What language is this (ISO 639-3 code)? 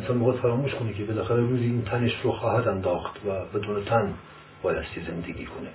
fas